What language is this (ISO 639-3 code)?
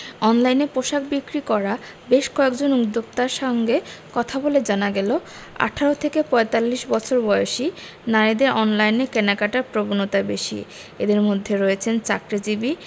ben